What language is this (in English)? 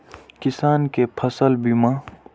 Maithili